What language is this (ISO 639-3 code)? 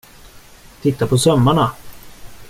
swe